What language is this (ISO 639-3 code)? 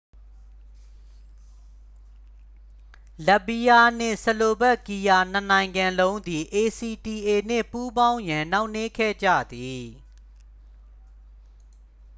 mya